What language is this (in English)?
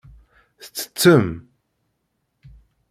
Kabyle